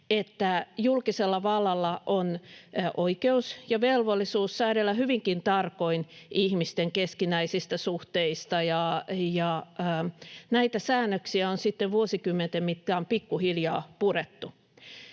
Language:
Finnish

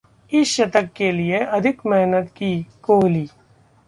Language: Hindi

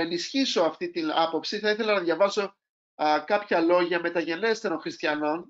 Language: Greek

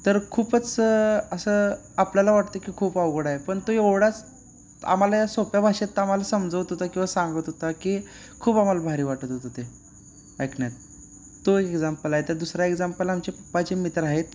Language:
Marathi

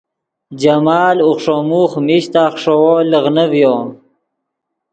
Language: Yidgha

